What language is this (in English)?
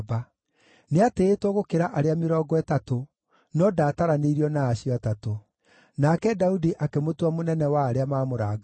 Kikuyu